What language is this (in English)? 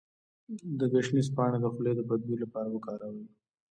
Pashto